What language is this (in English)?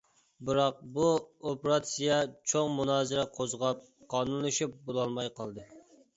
Uyghur